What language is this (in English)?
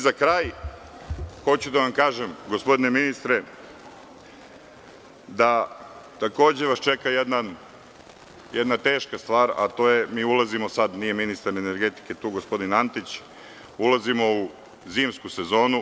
Serbian